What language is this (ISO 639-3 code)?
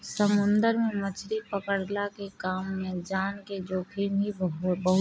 bho